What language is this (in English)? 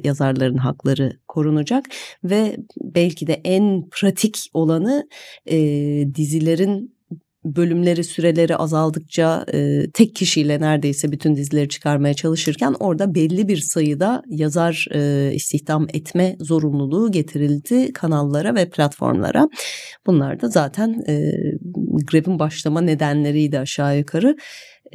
Turkish